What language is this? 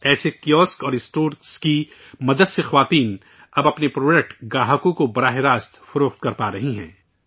Urdu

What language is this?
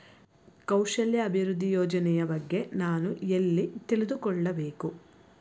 Kannada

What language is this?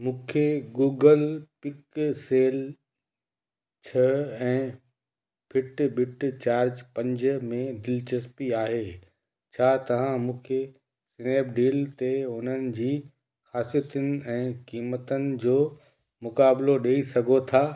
Sindhi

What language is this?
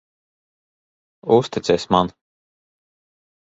Latvian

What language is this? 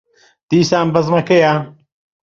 Central Kurdish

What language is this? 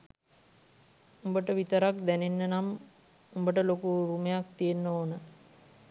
Sinhala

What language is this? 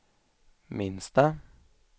Swedish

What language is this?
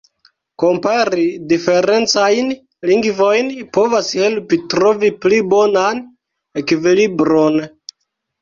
Esperanto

